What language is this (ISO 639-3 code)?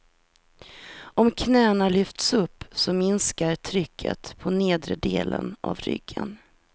swe